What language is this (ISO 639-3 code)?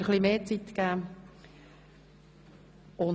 gsw